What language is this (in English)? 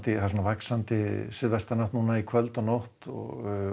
Icelandic